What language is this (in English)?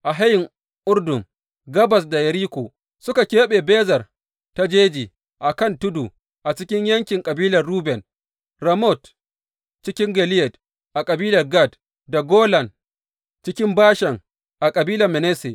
Hausa